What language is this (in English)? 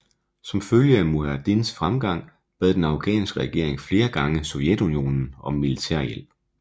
Danish